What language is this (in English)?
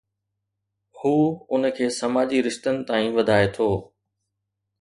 Sindhi